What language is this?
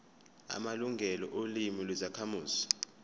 Zulu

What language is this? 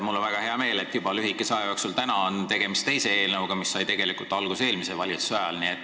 Estonian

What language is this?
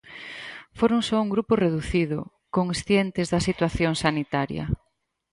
Galician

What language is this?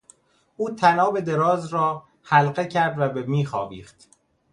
Persian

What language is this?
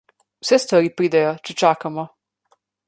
Slovenian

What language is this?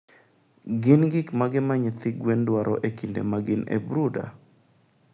Luo (Kenya and Tanzania)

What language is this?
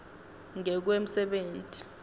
Swati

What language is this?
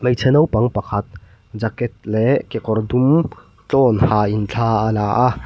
Mizo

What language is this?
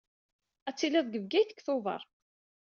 Kabyle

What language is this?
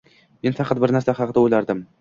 Uzbek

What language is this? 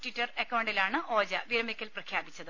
Malayalam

